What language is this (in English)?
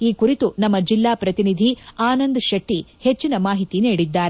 Kannada